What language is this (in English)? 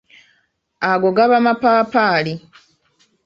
Ganda